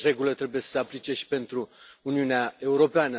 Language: Romanian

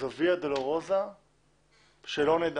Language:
Hebrew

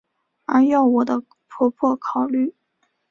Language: Chinese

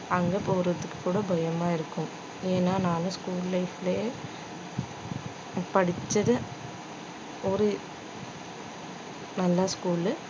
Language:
Tamil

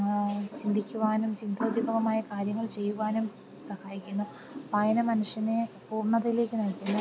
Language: Malayalam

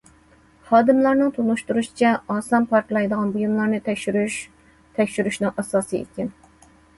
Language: Uyghur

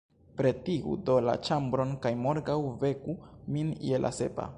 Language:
Esperanto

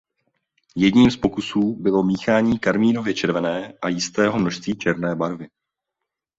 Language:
Czech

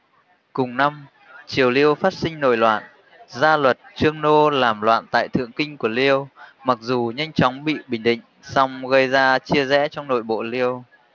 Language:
Vietnamese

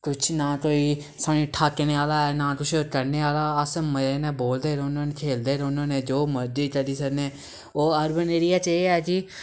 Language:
Dogri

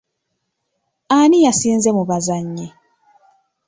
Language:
Ganda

